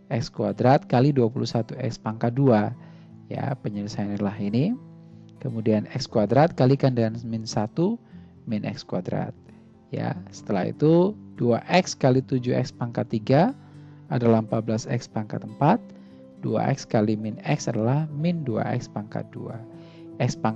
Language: Indonesian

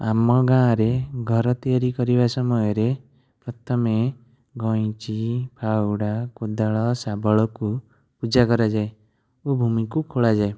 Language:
Odia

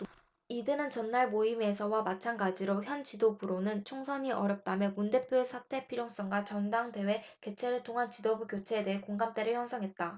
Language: Korean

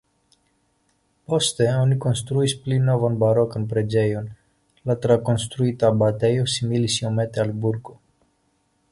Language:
Esperanto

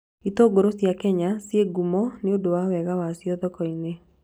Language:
Kikuyu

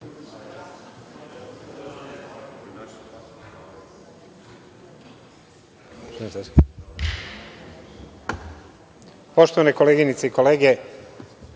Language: Serbian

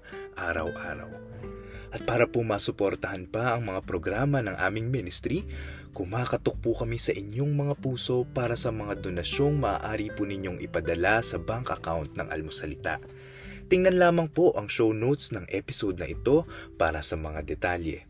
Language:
Filipino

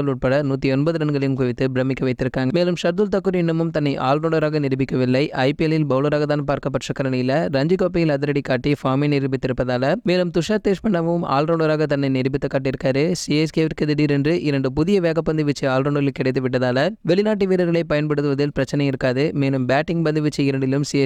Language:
Indonesian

